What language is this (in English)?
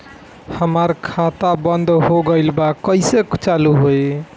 Bhojpuri